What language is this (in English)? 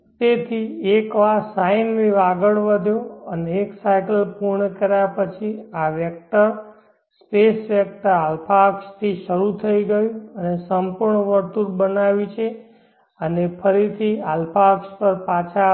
Gujarati